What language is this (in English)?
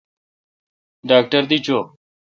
Kalkoti